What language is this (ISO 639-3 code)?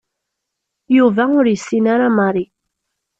kab